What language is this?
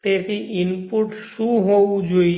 Gujarati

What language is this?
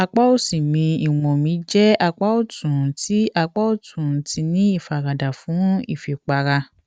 Yoruba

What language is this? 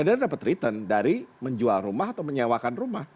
Indonesian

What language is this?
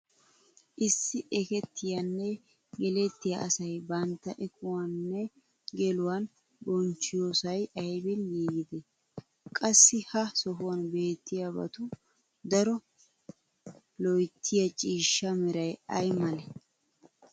Wolaytta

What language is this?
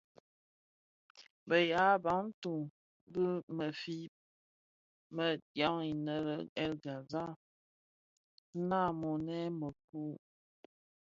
Bafia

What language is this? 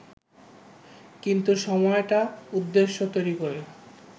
Bangla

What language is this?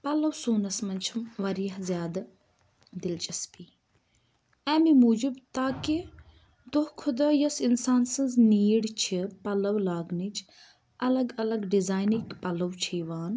Kashmiri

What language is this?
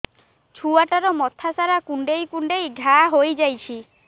Odia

